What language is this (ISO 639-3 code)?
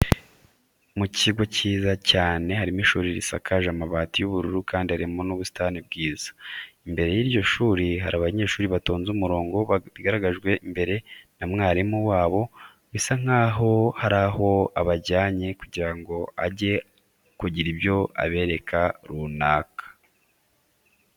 kin